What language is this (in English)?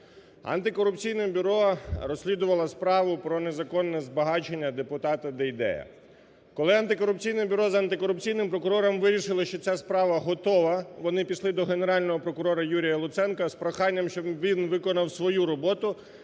Ukrainian